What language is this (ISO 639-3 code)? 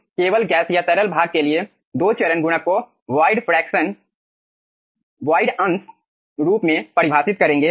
hin